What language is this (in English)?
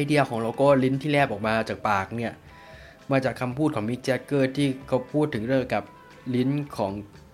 Thai